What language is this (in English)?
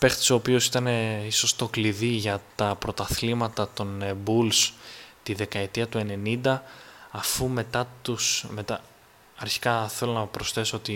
Greek